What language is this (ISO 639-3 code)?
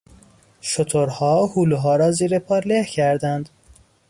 fas